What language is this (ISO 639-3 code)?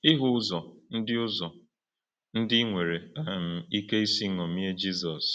ibo